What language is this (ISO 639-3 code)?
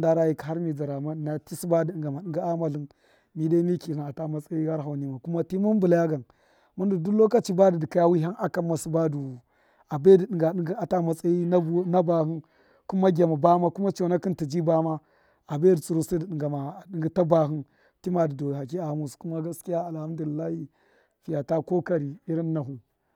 mkf